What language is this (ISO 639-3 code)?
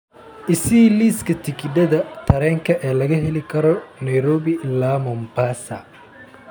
som